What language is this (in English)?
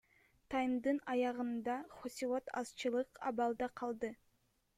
Kyrgyz